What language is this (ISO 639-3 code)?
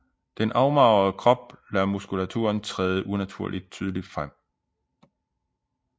dan